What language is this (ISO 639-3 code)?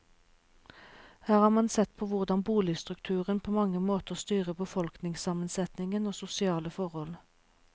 nor